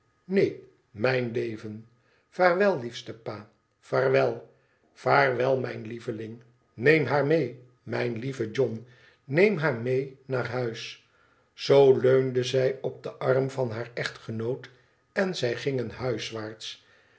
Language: Dutch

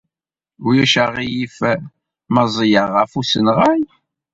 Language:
Kabyle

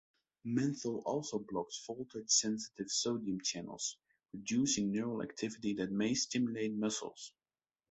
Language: English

